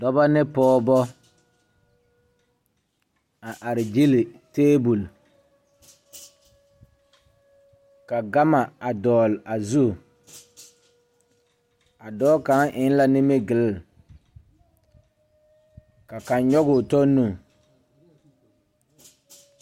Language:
Southern Dagaare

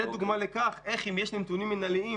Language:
Hebrew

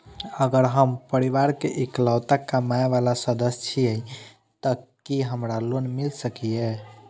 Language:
Maithili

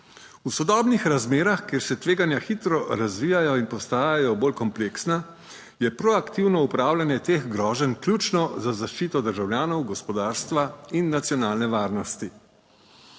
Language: Slovenian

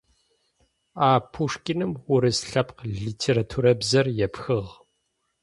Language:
Adyghe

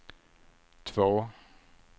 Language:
Swedish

